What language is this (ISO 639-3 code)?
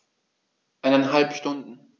deu